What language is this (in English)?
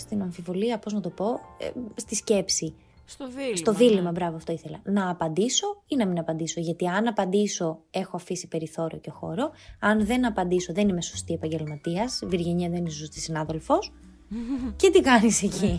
Greek